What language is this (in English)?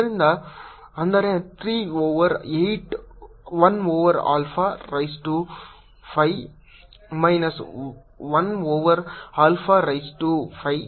Kannada